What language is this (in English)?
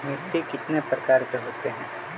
Magahi